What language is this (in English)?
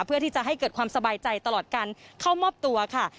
Thai